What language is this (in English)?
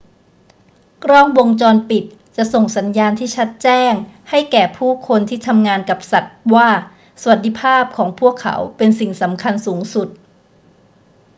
Thai